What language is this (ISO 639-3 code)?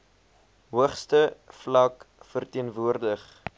afr